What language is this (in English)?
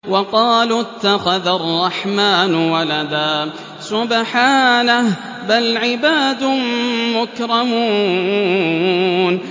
Arabic